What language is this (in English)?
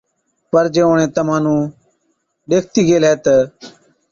Od